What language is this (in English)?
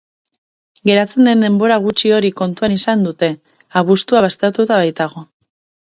Basque